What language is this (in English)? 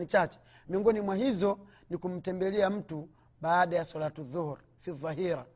Swahili